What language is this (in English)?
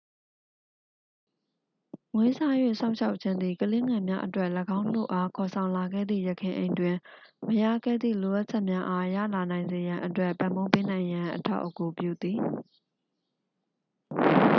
Burmese